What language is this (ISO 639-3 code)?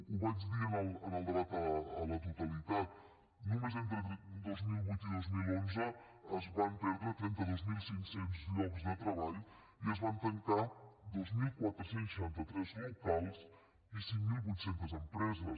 cat